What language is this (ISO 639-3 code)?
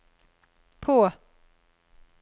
nor